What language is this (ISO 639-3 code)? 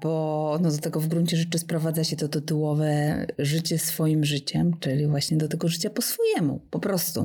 pol